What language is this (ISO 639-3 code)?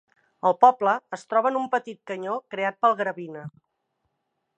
cat